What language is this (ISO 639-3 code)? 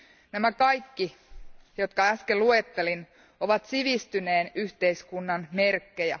fin